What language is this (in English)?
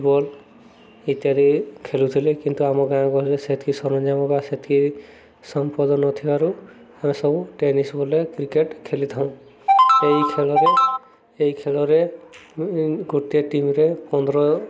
Odia